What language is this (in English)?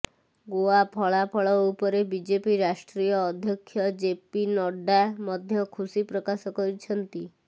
Odia